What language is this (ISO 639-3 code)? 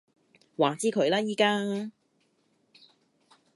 yue